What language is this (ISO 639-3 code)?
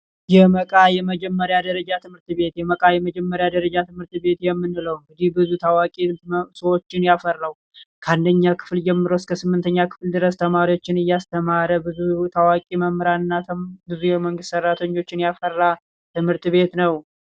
amh